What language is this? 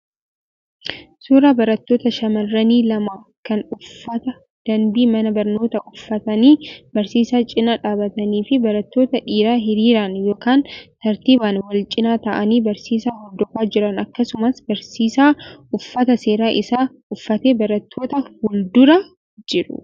Oromo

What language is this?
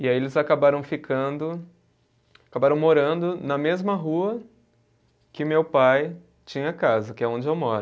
Portuguese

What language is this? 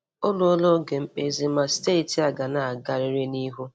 Igbo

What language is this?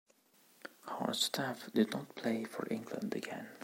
English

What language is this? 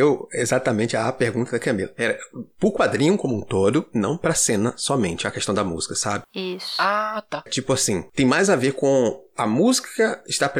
Portuguese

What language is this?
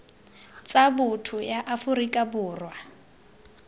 Tswana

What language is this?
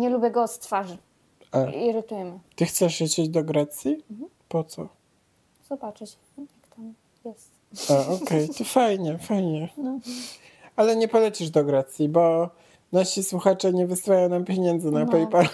Polish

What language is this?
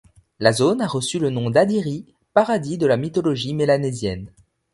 French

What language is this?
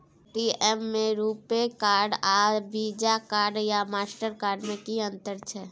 Maithili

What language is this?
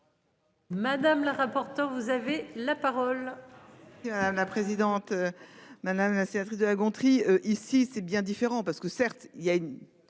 French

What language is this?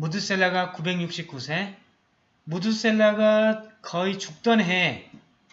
Korean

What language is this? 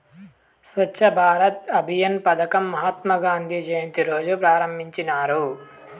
Telugu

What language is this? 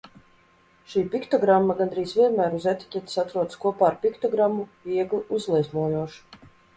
Latvian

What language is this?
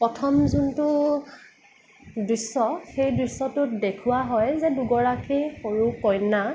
Assamese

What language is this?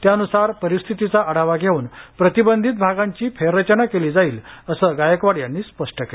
Marathi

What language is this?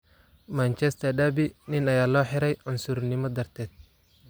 Somali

